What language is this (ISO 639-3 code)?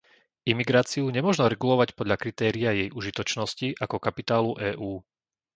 slk